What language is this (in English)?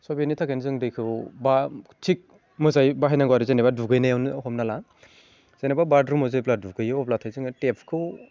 Bodo